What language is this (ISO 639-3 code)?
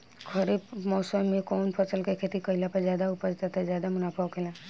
bho